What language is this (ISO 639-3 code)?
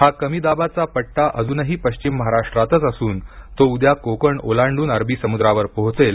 mar